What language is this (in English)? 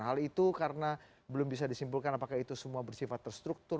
Indonesian